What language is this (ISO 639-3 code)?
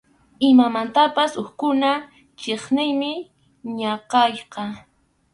qxu